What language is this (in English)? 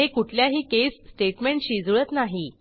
Marathi